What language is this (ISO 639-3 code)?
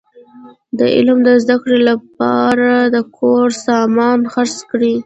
pus